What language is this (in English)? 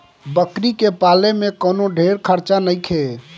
Bhojpuri